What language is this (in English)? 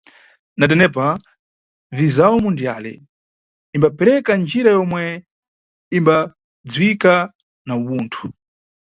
Nyungwe